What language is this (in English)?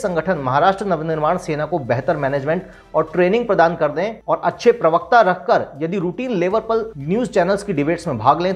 Hindi